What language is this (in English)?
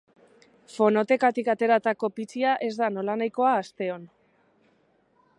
Basque